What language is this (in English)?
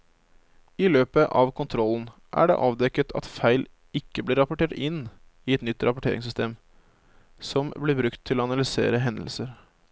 Norwegian